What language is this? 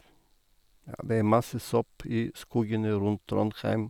Norwegian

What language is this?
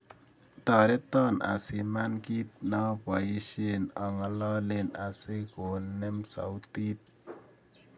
Kalenjin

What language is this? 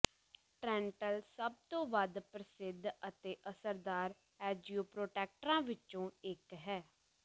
Punjabi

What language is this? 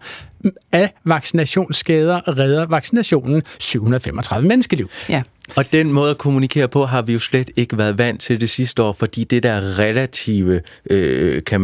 Danish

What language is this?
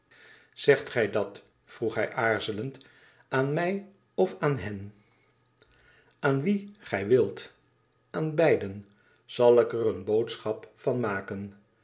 Dutch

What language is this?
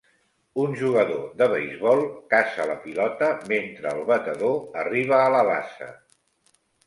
Catalan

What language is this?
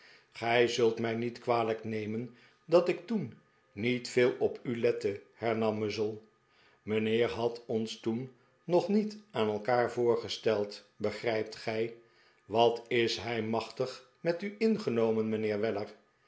Dutch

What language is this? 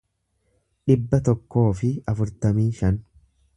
Oromo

